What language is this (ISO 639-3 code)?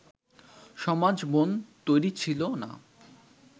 ben